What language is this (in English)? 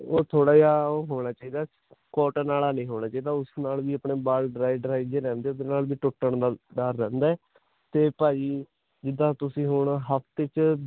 Punjabi